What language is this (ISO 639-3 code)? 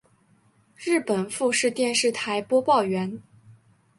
zho